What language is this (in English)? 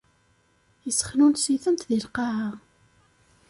Kabyle